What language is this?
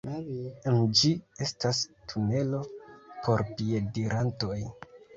Esperanto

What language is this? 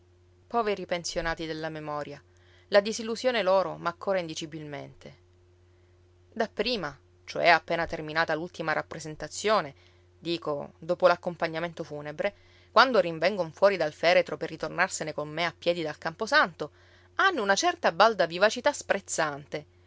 Italian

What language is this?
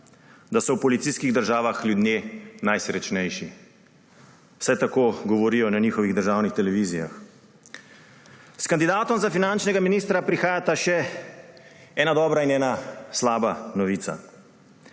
Slovenian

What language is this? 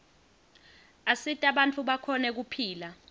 Swati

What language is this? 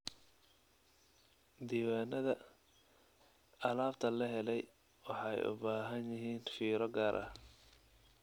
Somali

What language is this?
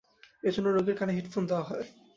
Bangla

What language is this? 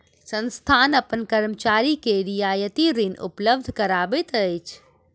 Maithili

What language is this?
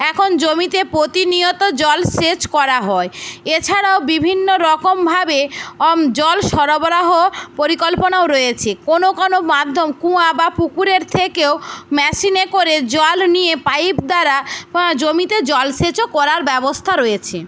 Bangla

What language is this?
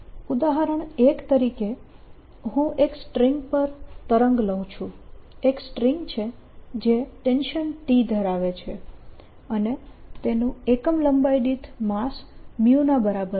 Gujarati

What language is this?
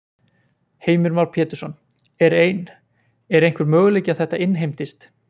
Icelandic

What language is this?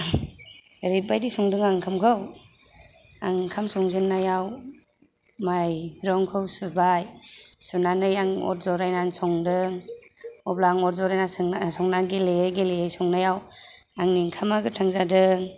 Bodo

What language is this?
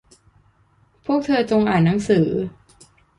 Thai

